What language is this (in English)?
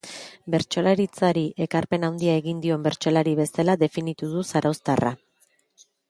Basque